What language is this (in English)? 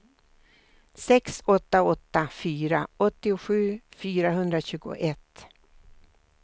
Swedish